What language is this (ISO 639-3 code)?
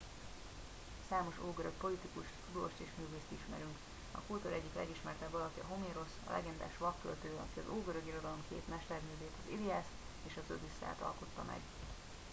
hun